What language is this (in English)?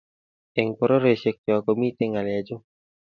Kalenjin